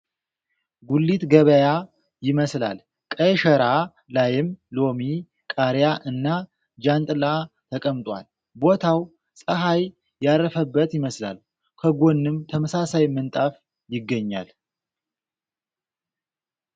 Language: Amharic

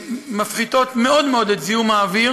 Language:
Hebrew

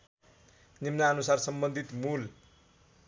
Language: Nepali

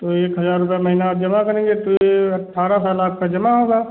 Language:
Hindi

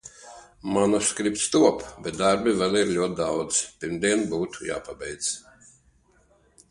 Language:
Latvian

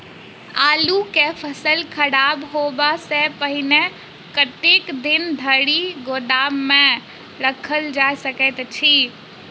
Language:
Maithili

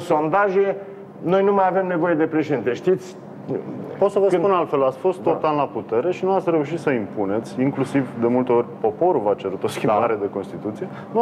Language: Romanian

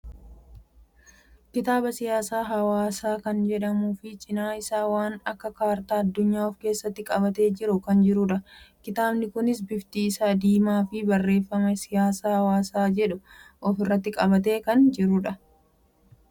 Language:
Oromo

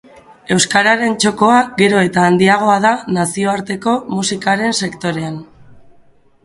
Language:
Basque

